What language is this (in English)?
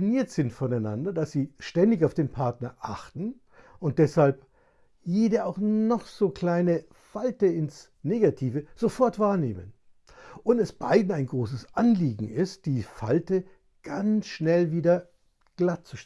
German